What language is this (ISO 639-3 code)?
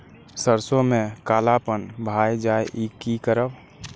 mai